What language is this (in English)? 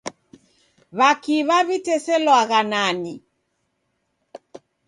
Taita